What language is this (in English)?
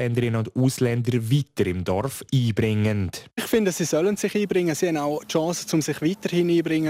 German